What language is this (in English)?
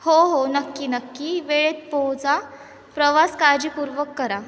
Marathi